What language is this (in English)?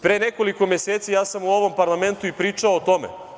Serbian